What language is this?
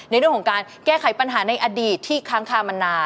Thai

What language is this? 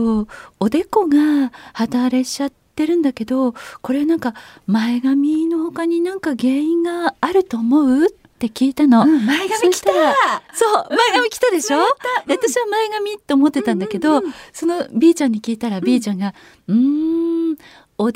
Japanese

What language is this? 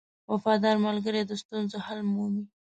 Pashto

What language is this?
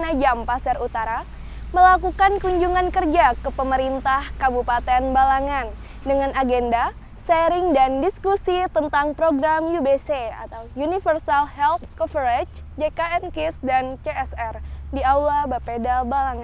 Indonesian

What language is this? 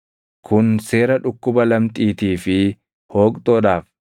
Oromo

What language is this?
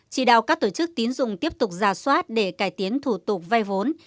Vietnamese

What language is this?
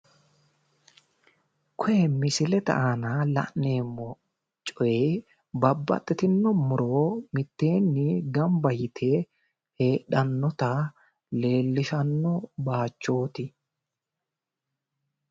Sidamo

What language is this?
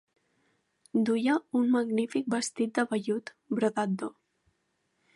Catalan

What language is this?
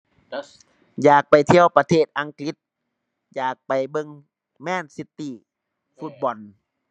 Thai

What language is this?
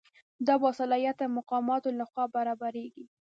Pashto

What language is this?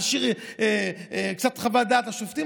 Hebrew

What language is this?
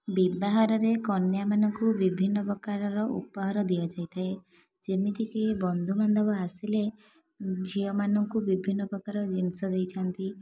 Odia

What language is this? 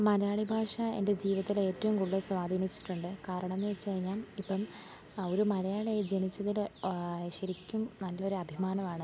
Malayalam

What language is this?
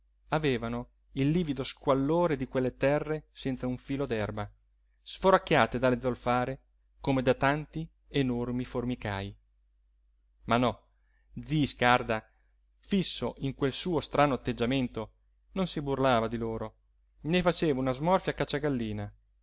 Italian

